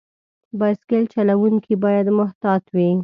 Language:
Pashto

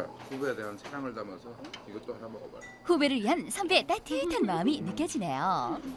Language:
Korean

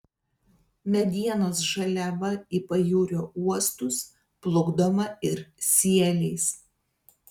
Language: Lithuanian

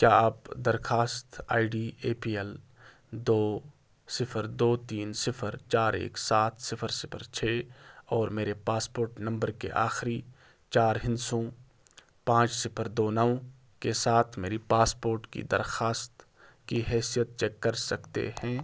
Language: Urdu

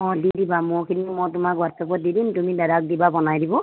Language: Assamese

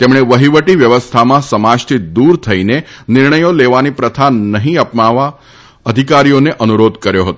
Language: Gujarati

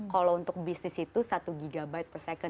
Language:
Indonesian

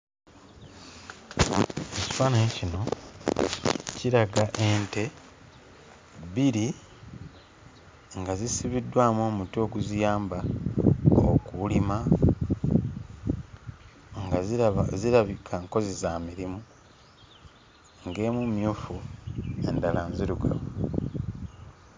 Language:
Ganda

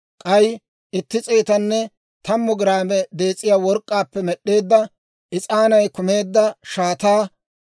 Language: Dawro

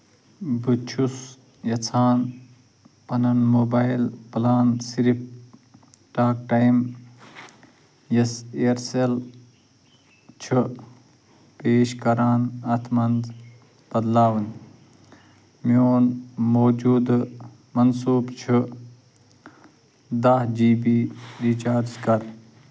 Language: Kashmiri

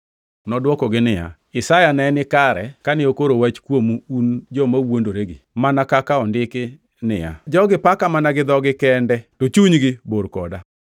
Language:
Luo (Kenya and Tanzania)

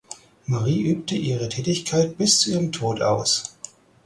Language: German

